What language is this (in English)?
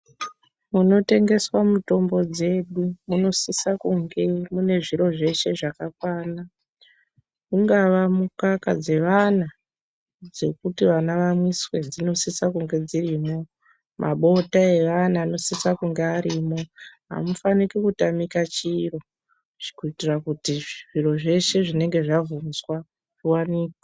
Ndau